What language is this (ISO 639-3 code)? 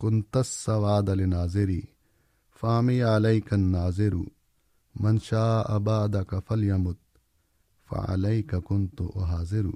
urd